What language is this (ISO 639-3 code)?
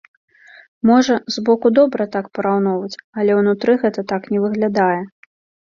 bel